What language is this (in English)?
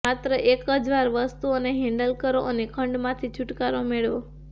Gujarati